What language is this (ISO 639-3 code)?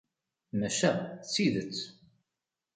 kab